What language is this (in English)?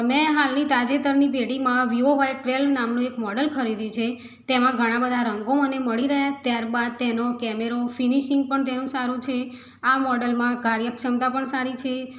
Gujarati